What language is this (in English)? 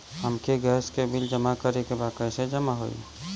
Bhojpuri